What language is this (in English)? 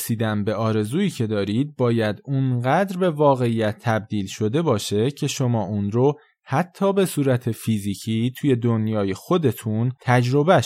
Persian